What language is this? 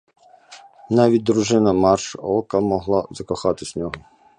Ukrainian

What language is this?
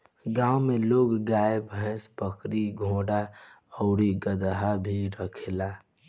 Bhojpuri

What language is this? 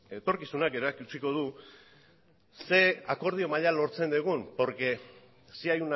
Basque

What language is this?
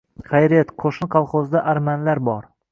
Uzbek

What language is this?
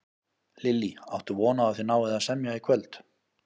Icelandic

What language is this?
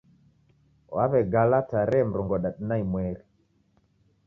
Taita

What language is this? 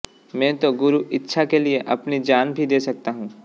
Hindi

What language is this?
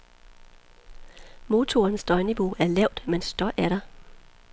Danish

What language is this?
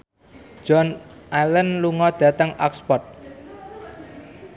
Javanese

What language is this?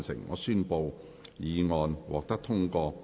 Cantonese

